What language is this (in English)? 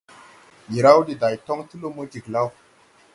Tupuri